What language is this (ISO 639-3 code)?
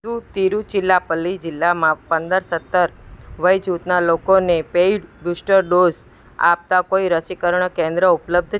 guj